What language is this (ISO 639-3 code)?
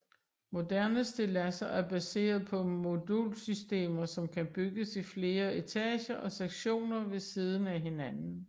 dan